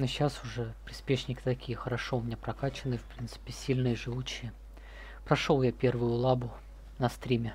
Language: Russian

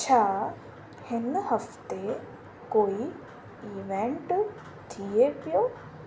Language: Sindhi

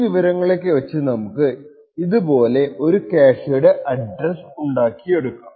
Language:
Malayalam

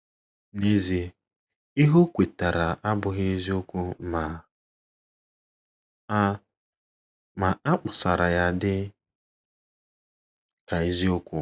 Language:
Igbo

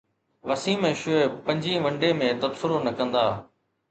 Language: Sindhi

